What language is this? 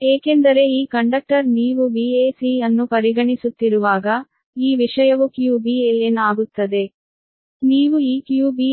Kannada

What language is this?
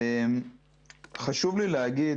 Hebrew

